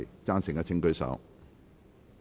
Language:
Cantonese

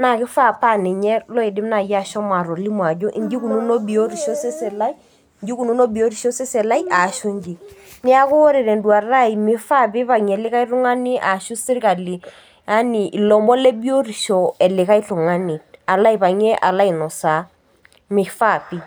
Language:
Masai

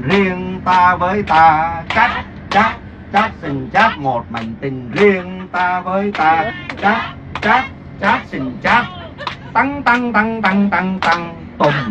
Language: Vietnamese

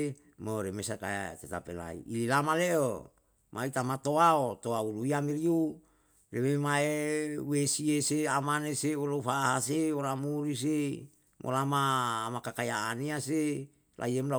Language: Yalahatan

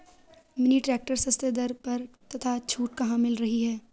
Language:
Hindi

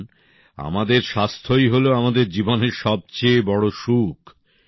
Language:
Bangla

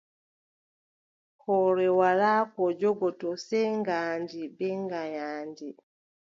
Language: Adamawa Fulfulde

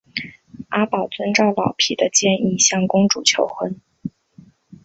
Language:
Chinese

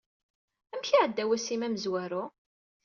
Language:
Kabyle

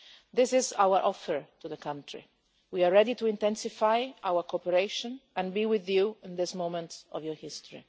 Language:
English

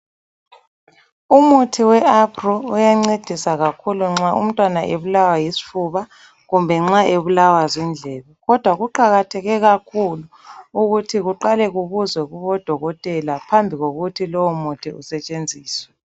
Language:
North Ndebele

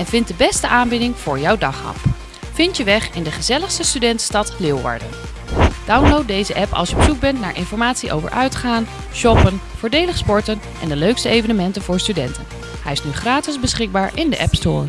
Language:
Dutch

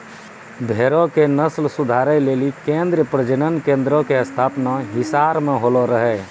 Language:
Maithili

